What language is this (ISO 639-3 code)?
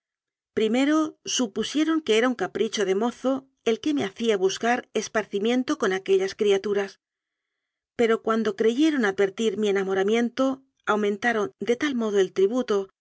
spa